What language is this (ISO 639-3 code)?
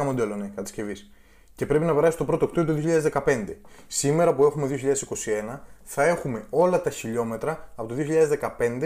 ell